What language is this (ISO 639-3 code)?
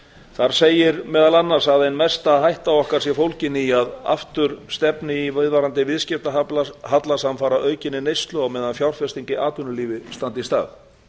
isl